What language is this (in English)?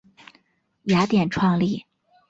Chinese